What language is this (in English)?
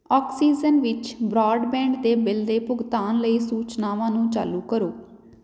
Punjabi